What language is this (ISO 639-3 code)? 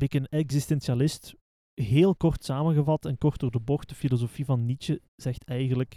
nld